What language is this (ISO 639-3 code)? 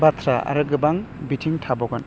brx